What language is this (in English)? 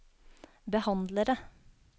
Norwegian